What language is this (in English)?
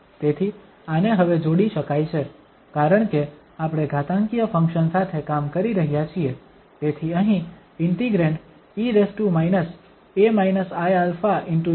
Gujarati